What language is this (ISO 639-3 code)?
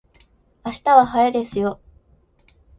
jpn